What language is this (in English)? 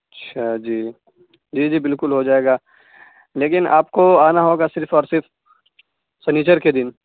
Urdu